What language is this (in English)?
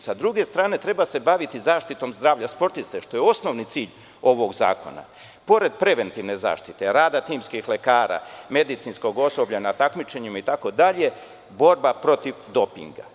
Serbian